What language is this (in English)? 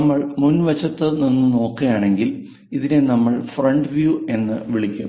Malayalam